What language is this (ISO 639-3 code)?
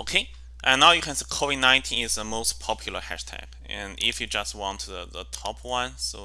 eng